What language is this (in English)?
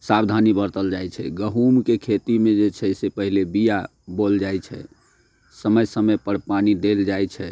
Maithili